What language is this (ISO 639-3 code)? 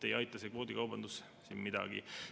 est